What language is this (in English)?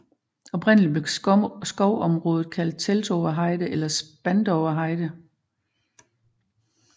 Danish